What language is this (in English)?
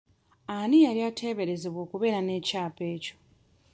Ganda